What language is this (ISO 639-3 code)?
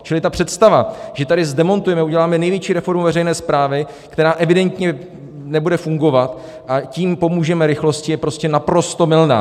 ces